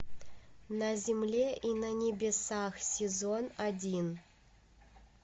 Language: Russian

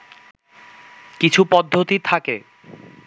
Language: Bangla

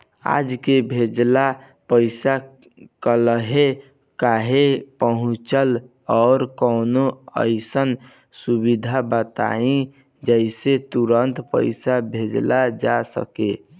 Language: Bhojpuri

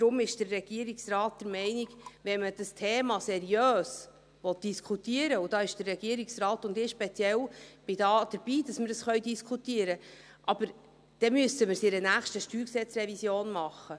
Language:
Swiss German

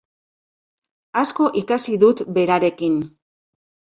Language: Basque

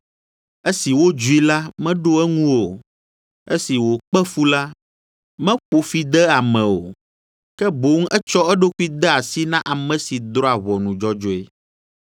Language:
Ewe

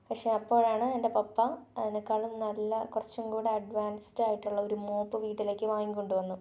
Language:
Malayalam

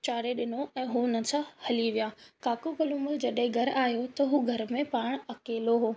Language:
Sindhi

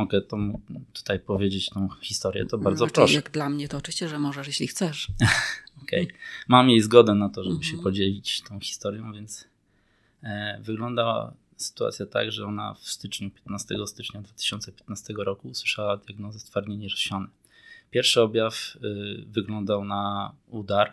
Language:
Polish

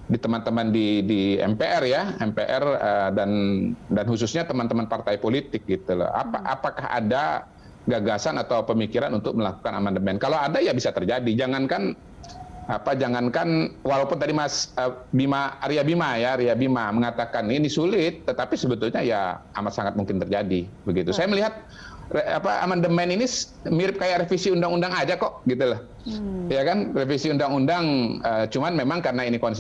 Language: Indonesian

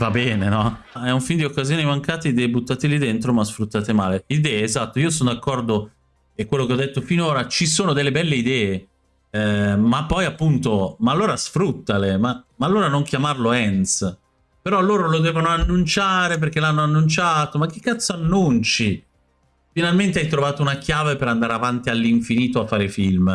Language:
Italian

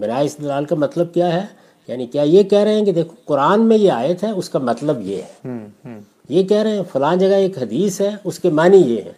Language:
Urdu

